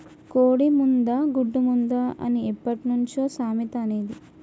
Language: Telugu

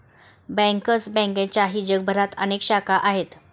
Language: Marathi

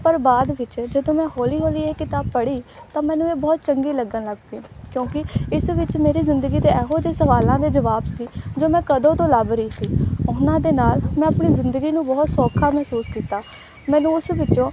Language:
Punjabi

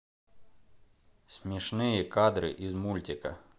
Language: Russian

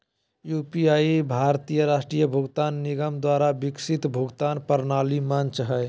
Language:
Magahi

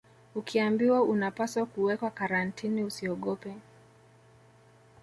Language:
Swahili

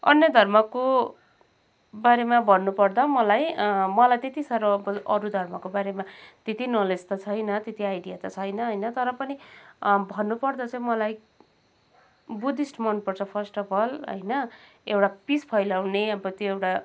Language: Nepali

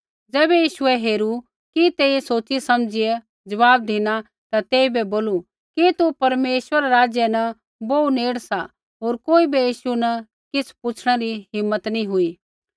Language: Kullu Pahari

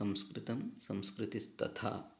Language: Sanskrit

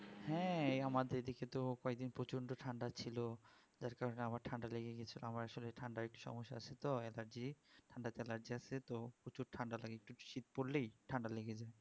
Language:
Bangla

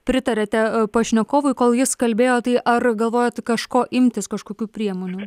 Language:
Lithuanian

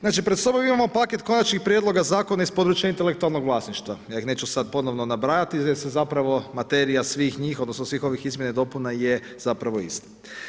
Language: Croatian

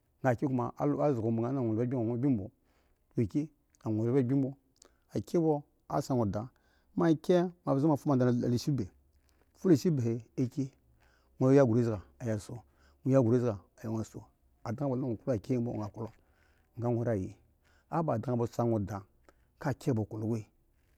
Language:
Eggon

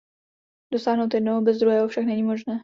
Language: Czech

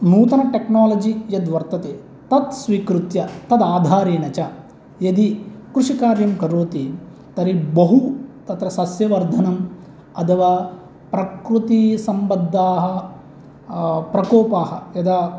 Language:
Sanskrit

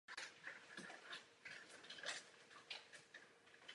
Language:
Czech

